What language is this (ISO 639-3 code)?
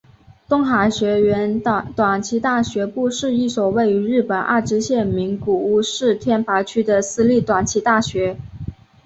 zho